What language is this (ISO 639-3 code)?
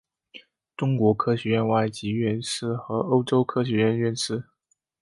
zho